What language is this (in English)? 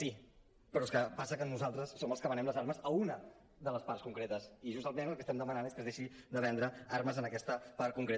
Catalan